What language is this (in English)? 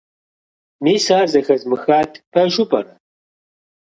Kabardian